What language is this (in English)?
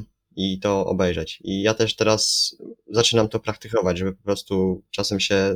Polish